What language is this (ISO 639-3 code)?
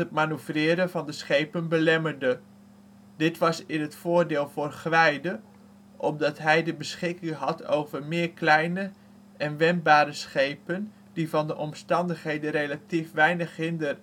nld